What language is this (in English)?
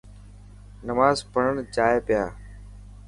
Dhatki